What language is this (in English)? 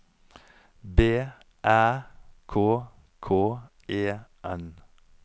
Norwegian